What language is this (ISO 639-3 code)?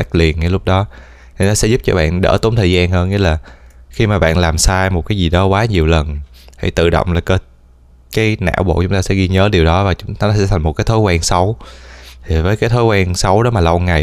vie